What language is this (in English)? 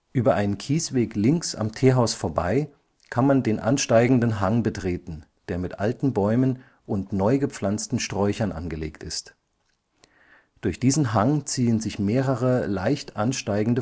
German